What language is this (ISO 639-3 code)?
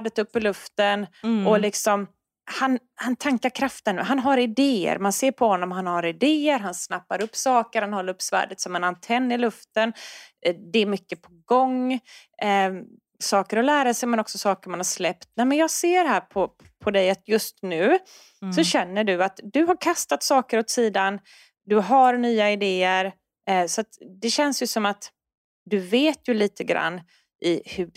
swe